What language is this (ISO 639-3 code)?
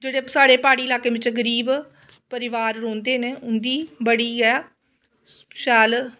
doi